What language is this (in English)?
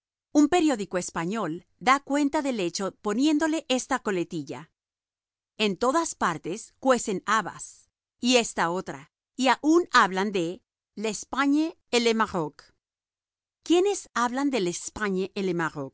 Spanish